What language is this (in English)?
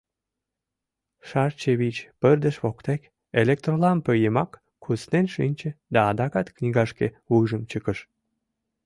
Mari